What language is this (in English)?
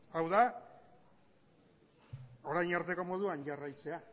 Basque